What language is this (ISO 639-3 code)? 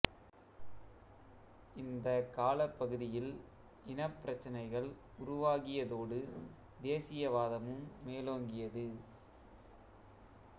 tam